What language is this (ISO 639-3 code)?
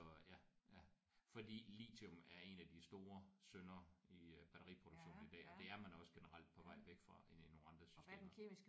dan